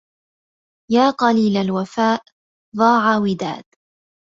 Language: Arabic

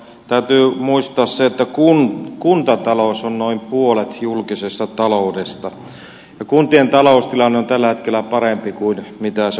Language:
Finnish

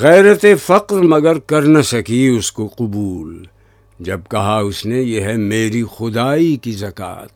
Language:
Urdu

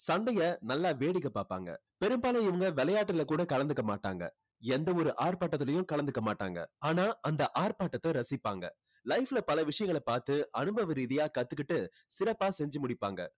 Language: Tamil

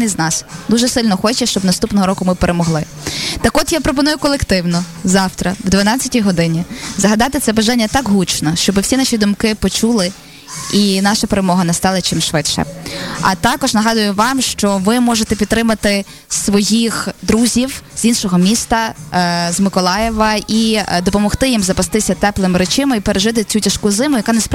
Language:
Ukrainian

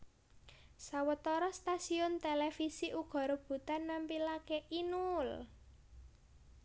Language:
Javanese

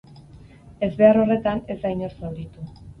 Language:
Basque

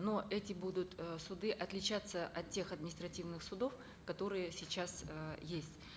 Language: Kazakh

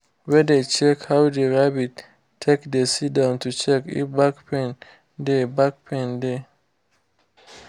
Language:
Nigerian Pidgin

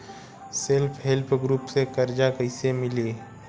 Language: Bhojpuri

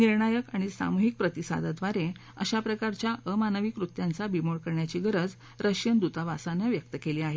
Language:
Marathi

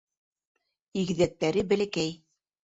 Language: Bashkir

